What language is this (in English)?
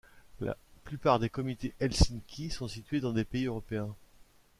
French